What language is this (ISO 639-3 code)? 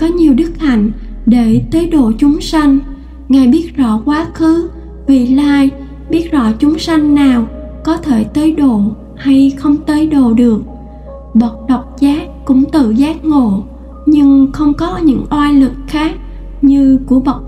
vie